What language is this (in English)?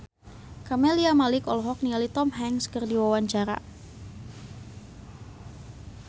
Sundanese